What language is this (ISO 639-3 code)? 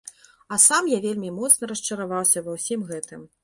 bel